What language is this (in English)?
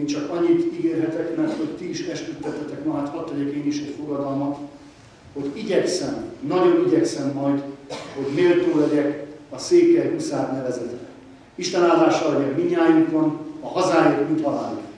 Hungarian